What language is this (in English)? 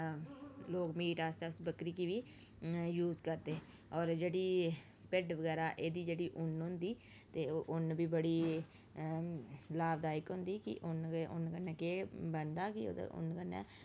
Dogri